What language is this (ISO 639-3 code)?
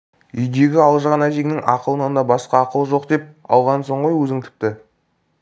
kaz